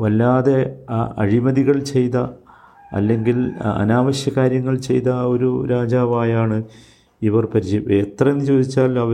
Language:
Malayalam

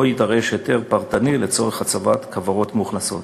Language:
Hebrew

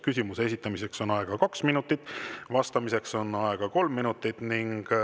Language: Estonian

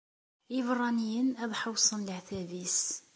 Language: Kabyle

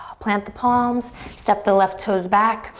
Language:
English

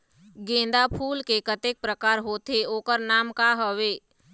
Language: Chhattisgarhi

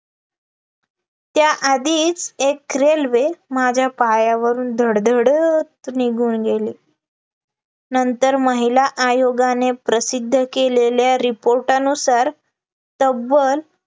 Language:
Marathi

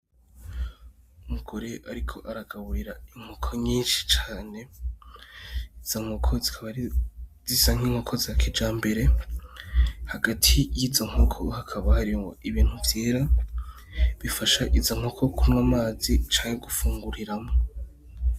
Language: Rundi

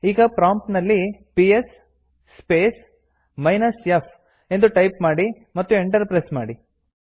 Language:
Kannada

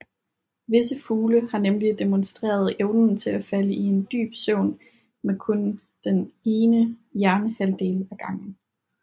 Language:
Danish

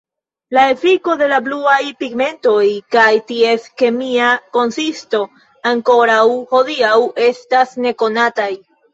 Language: Esperanto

